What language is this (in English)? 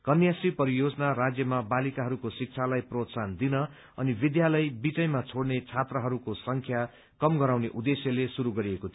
Nepali